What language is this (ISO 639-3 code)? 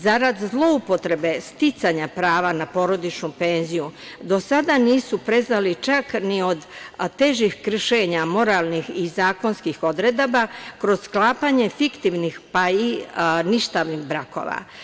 srp